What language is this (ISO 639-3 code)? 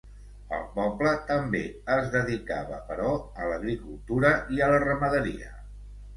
cat